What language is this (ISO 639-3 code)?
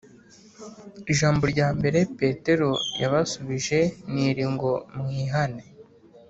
kin